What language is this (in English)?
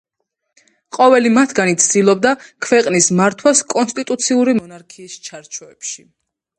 Georgian